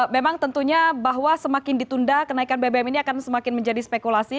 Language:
Indonesian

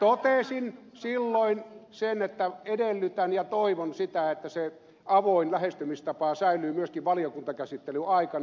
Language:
Finnish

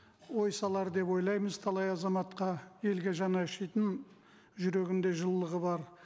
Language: Kazakh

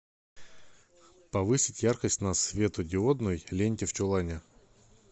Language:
Russian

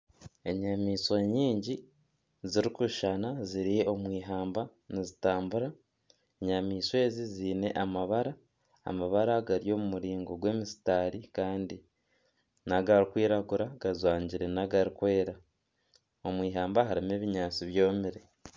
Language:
Nyankole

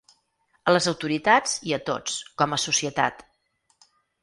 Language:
Catalan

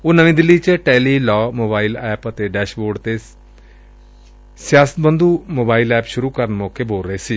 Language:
Punjabi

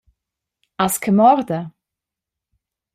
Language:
Romansh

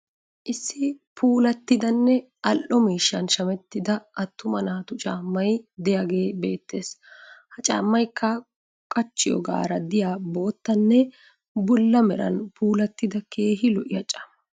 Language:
Wolaytta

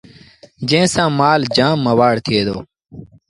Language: Sindhi Bhil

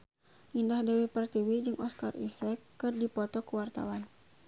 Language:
Sundanese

